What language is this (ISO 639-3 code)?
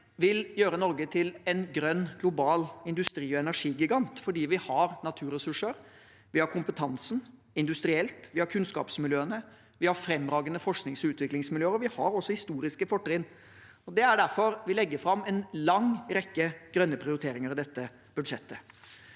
nor